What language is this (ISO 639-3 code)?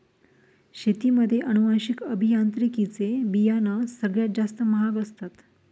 mar